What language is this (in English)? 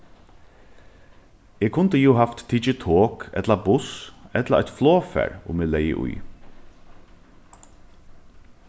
Faroese